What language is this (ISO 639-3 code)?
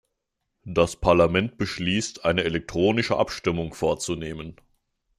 deu